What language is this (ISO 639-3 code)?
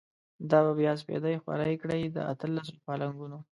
pus